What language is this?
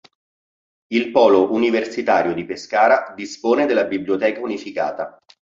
Italian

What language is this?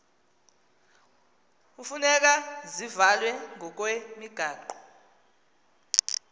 Xhosa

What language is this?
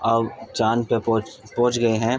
Urdu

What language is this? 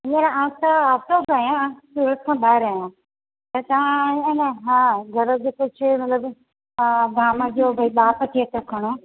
Sindhi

